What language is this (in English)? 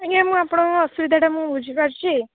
Odia